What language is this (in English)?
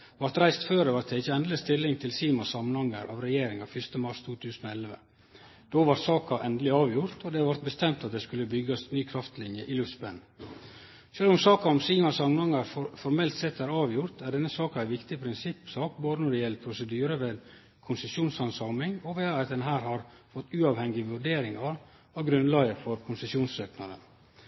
Norwegian Nynorsk